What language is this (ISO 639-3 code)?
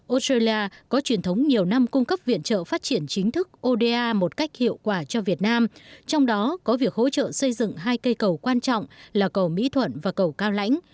vie